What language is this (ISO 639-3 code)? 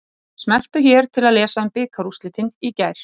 isl